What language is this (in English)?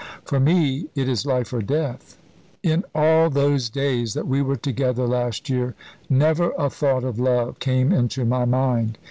English